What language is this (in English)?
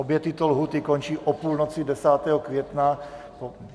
Czech